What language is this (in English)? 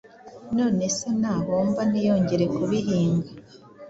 Kinyarwanda